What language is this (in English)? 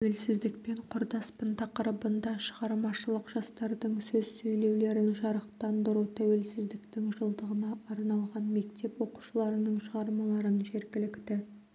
Kazakh